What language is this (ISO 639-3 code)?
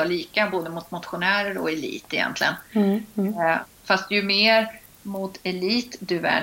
swe